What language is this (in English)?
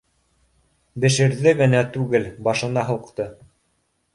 Bashkir